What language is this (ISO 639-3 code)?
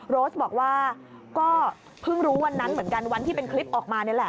tha